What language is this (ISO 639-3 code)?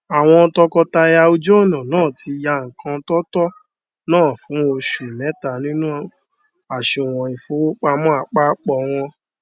yor